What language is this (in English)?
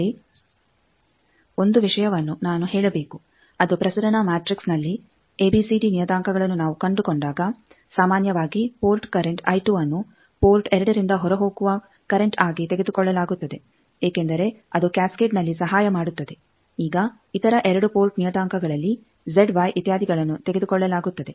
Kannada